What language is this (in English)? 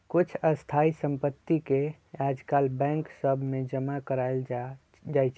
Magahi